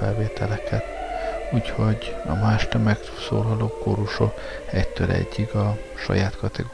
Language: Hungarian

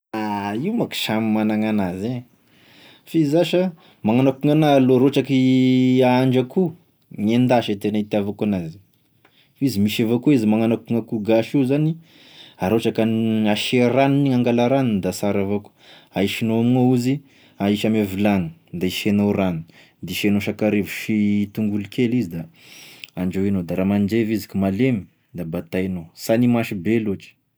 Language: Tesaka Malagasy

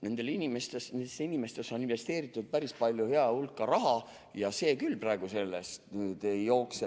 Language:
Estonian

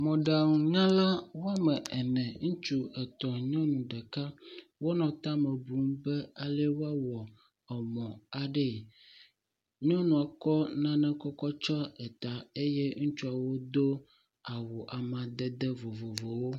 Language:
Ewe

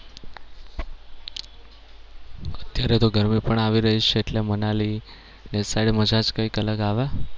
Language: Gujarati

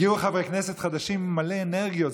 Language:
Hebrew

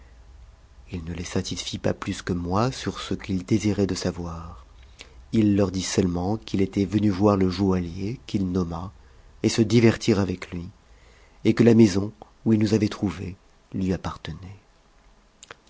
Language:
French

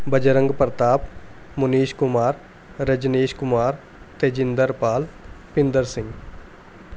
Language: Punjabi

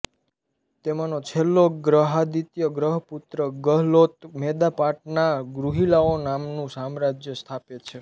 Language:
Gujarati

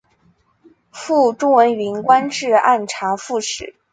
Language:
Chinese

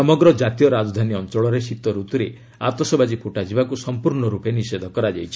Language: Odia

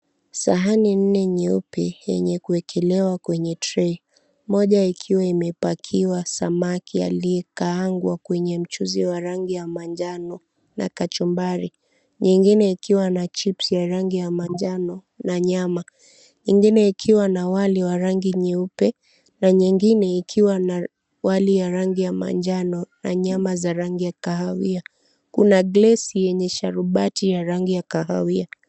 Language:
Swahili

